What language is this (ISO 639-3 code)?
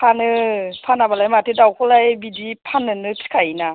brx